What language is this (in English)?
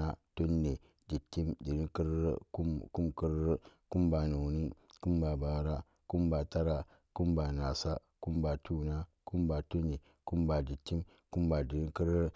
Samba Daka